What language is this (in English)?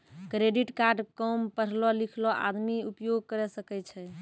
Maithili